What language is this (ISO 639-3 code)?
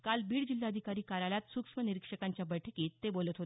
mar